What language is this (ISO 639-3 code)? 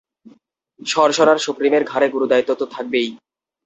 ben